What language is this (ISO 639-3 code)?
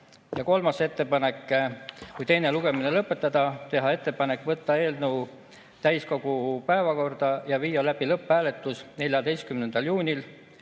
est